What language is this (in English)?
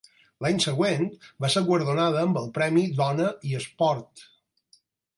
Catalan